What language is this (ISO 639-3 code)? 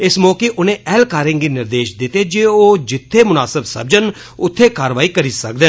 doi